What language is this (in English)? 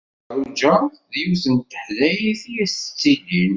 Kabyle